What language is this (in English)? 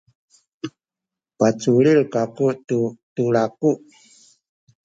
Sakizaya